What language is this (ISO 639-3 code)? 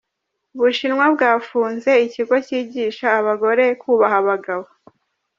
kin